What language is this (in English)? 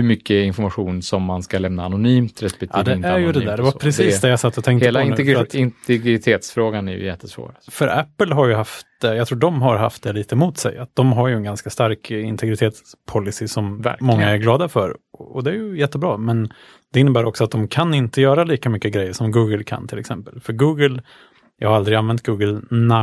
Swedish